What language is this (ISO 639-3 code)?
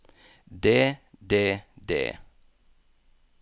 nor